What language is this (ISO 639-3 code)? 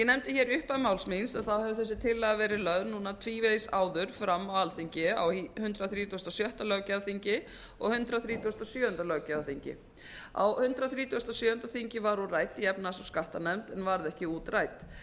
isl